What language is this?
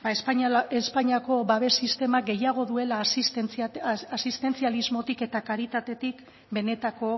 Basque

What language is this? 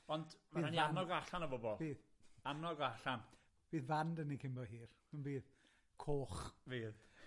Welsh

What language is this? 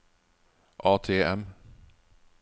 Norwegian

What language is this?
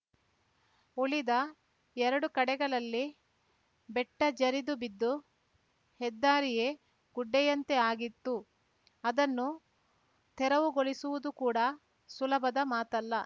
Kannada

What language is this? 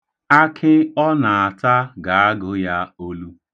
Igbo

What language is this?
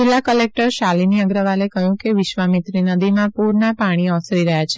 Gujarati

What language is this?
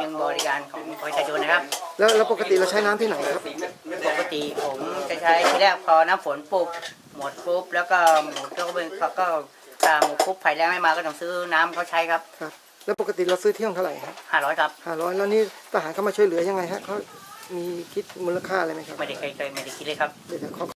Thai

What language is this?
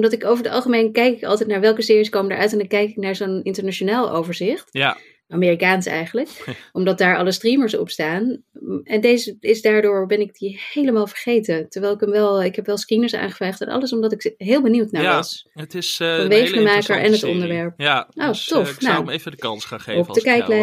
Dutch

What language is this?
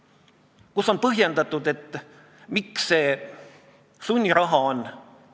Estonian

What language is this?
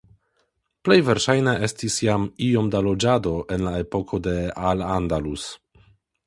Esperanto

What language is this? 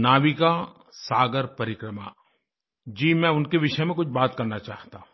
Hindi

